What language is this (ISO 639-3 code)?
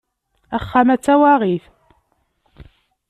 kab